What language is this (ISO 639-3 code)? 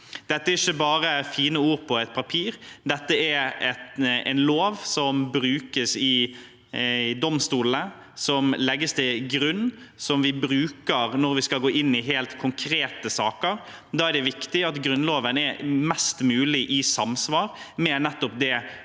nor